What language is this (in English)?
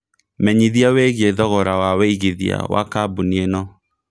Kikuyu